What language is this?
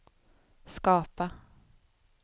Swedish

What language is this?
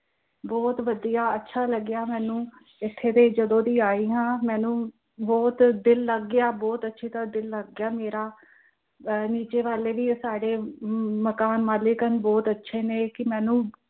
Punjabi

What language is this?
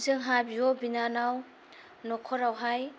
Bodo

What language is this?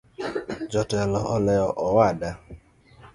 Luo (Kenya and Tanzania)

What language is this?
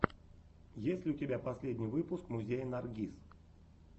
Russian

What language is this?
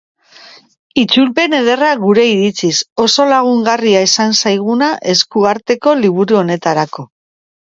Basque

